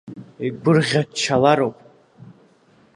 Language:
Abkhazian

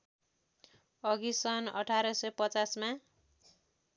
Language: Nepali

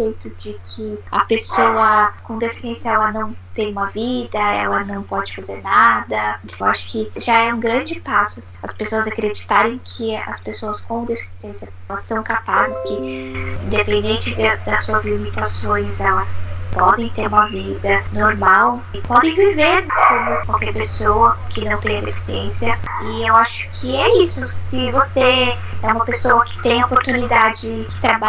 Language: Portuguese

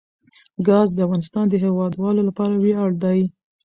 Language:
Pashto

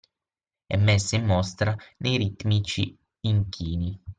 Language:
Italian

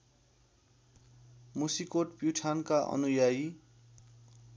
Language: Nepali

